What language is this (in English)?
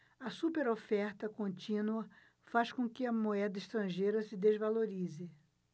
Portuguese